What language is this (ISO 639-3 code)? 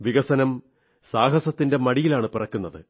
mal